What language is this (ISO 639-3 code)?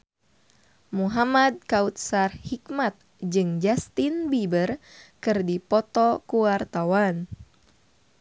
sun